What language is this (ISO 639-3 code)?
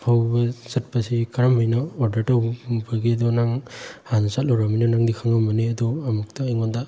mni